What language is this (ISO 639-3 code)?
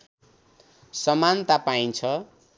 nep